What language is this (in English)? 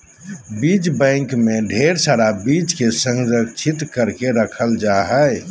Magahi